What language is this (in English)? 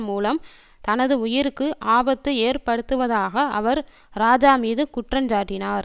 Tamil